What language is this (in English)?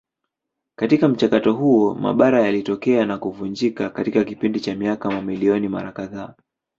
Swahili